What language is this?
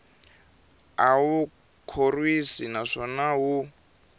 Tsonga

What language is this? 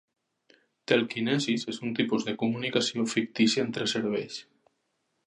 Catalan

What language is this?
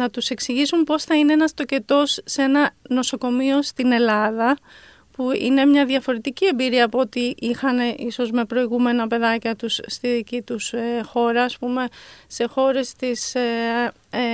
Greek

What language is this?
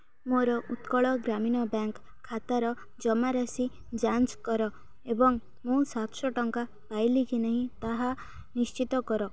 Odia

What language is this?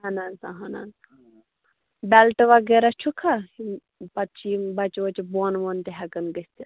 Kashmiri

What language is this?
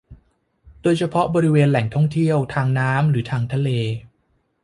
Thai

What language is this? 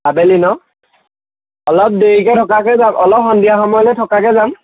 Assamese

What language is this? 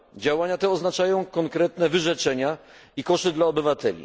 Polish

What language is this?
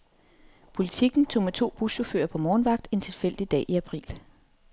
Danish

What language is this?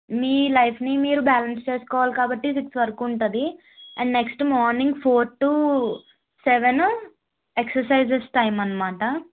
Telugu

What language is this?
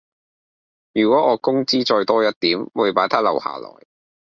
Cantonese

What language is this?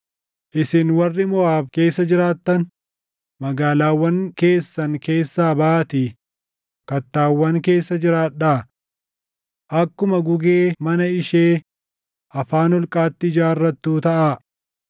Oromo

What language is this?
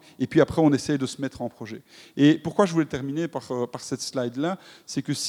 French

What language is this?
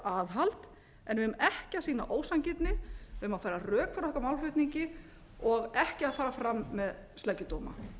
Icelandic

